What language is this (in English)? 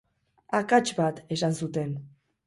Basque